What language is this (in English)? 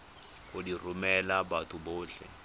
Tswana